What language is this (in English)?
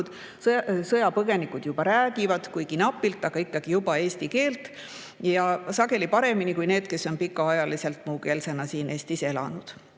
Estonian